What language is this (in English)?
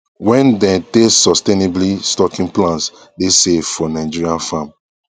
Nigerian Pidgin